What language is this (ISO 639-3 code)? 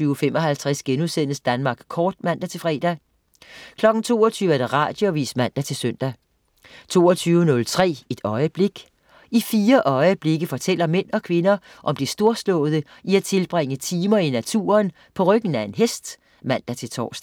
dan